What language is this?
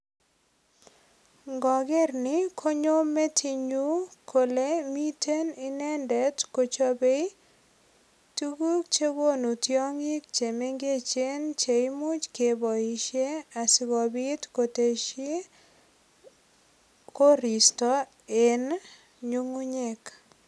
Kalenjin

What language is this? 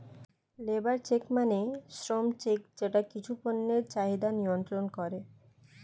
Bangla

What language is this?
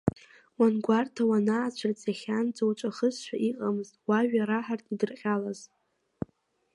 Abkhazian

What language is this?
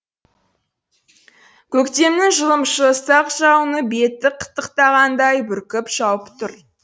Kazakh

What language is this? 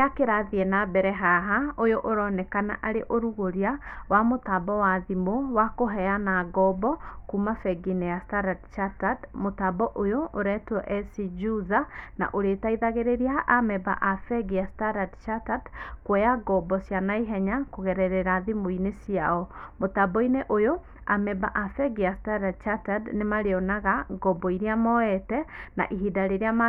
Kikuyu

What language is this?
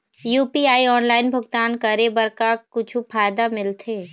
Chhattisgarhi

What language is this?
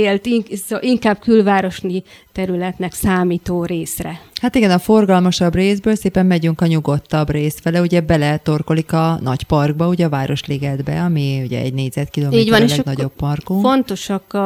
Hungarian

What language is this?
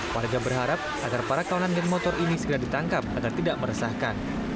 Indonesian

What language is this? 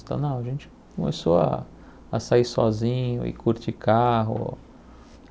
Portuguese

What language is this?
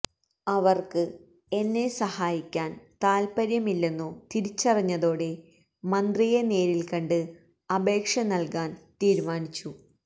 Malayalam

